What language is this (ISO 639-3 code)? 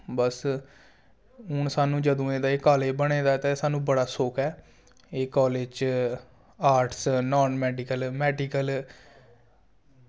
doi